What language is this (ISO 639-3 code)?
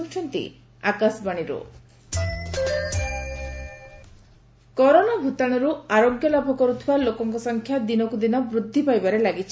ori